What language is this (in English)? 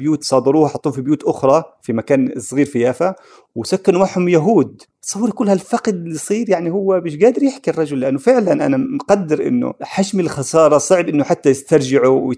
Arabic